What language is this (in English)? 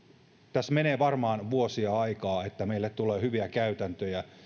Finnish